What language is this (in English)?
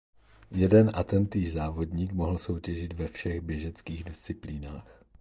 Czech